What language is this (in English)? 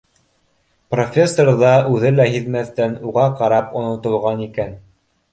Bashkir